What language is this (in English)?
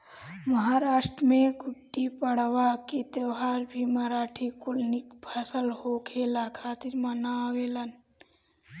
Bhojpuri